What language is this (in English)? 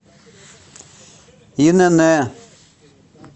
Russian